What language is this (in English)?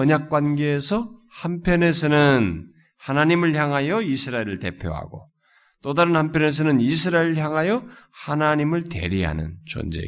Korean